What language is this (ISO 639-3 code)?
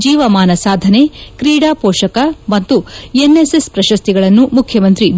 kan